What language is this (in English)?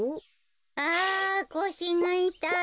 Japanese